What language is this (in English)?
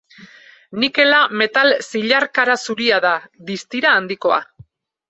Basque